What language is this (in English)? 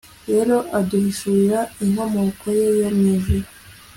Kinyarwanda